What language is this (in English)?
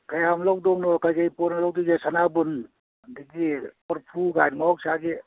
Manipuri